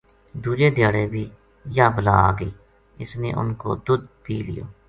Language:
Gujari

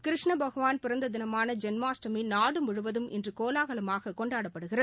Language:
Tamil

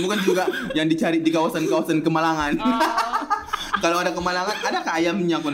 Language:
Malay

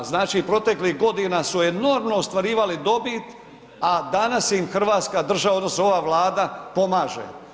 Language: Croatian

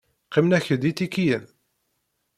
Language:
Kabyle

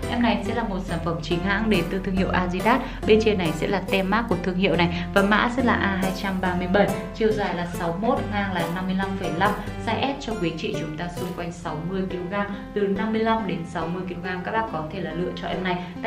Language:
Vietnamese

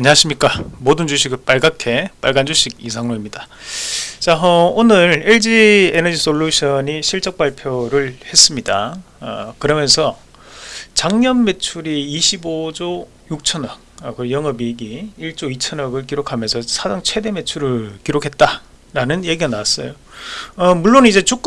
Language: Korean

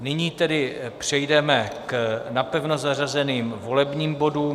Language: Czech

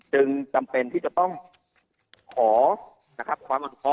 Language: Thai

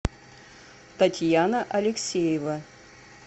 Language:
Russian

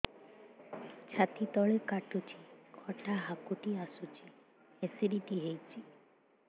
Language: Odia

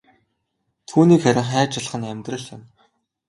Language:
Mongolian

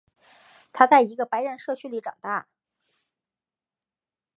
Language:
Chinese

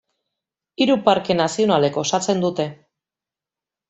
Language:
Basque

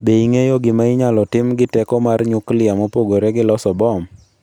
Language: Luo (Kenya and Tanzania)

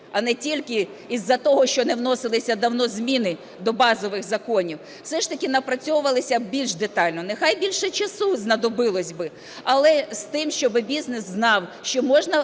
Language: Ukrainian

